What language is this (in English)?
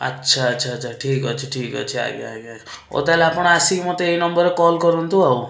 Odia